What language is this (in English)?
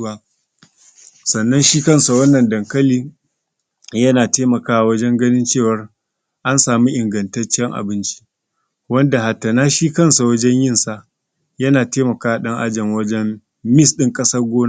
Hausa